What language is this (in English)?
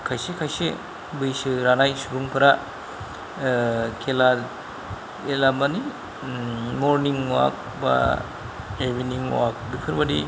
Bodo